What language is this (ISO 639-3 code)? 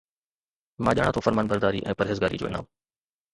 snd